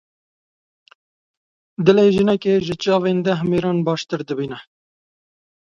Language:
Kurdish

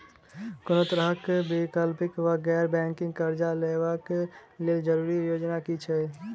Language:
Maithili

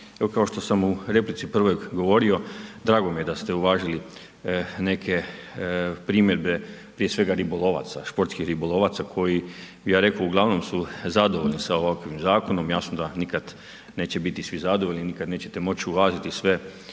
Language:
Croatian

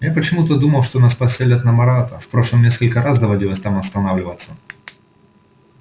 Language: Russian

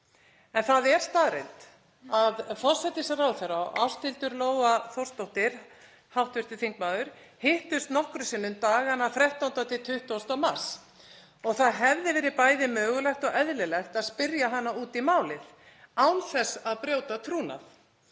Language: Icelandic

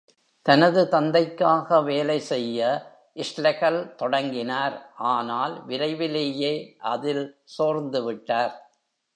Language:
Tamil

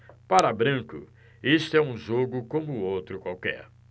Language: Portuguese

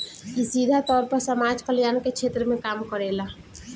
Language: Bhojpuri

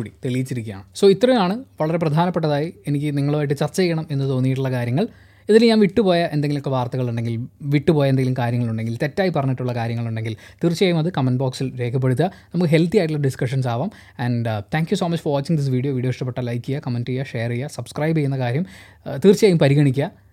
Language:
Malayalam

